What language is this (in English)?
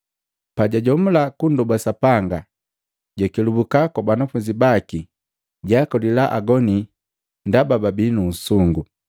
Matengo